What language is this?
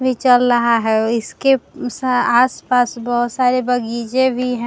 Hindi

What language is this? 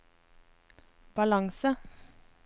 Norwegian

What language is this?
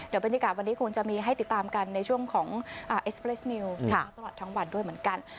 Thai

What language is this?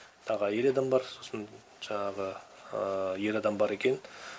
Kazakh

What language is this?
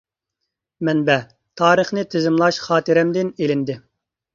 Uyghur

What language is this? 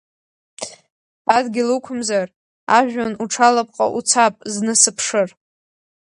Abkhazian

